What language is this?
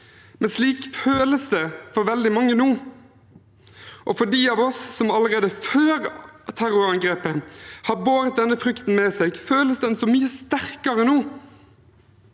Norwegian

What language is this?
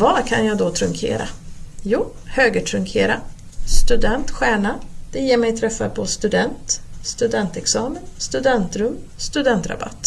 Swedish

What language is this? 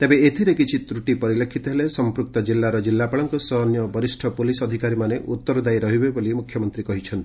Odia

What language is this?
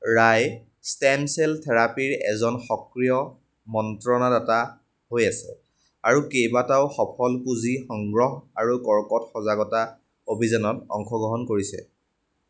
Assamese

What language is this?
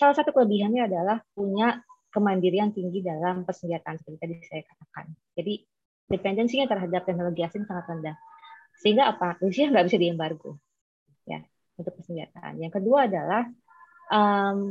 Indonesian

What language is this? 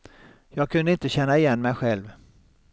Swedish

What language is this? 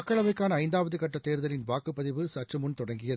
Tamil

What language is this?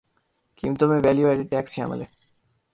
Urdu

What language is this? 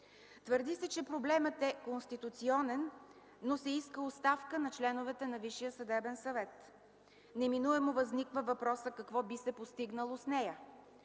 Bulgarian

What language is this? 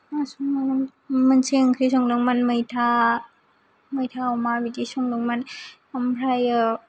Bodo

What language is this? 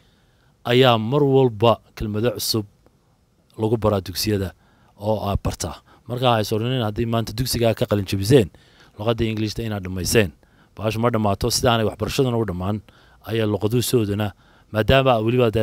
Arabic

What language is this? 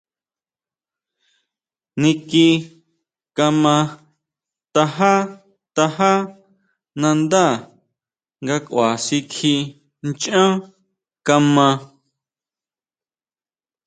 Huautla Mazatec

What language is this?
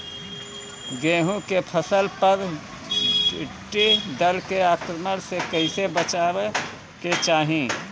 Bhojpuri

